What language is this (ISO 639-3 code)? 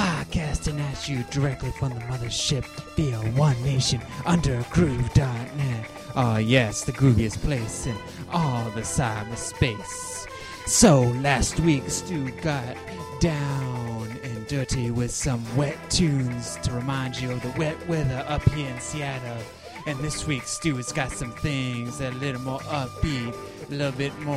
eng